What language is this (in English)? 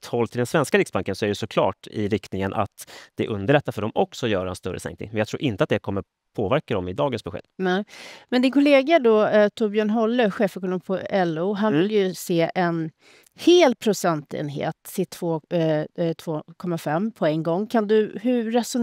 Swedish